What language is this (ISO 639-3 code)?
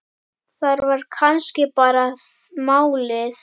isl